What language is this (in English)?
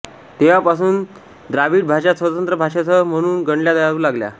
Marathi